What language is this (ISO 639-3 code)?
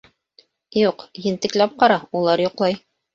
bak